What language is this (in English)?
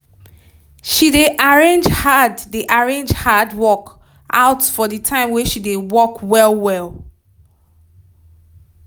Nigerian Pidgin